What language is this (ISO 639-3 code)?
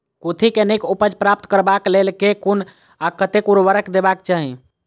mai